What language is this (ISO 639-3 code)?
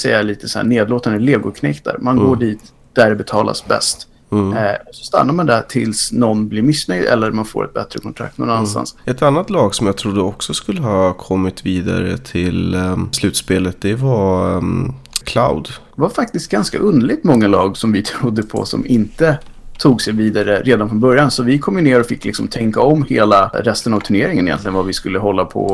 swe